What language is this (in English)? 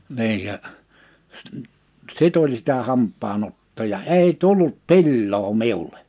Finnish